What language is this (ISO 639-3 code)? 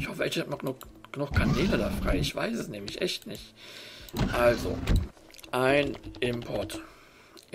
deu